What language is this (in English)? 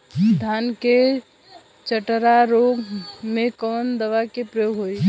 Bhojpuri